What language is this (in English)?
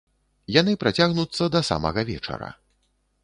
Belarusian